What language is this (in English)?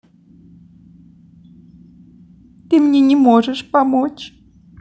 Russian